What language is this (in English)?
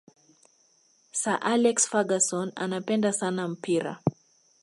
Swahili